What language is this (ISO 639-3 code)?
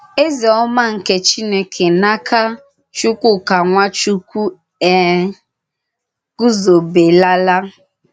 ibo